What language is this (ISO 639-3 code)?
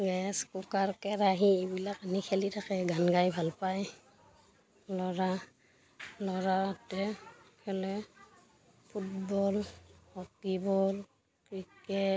asm